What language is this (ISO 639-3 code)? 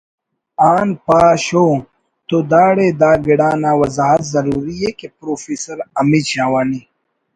brh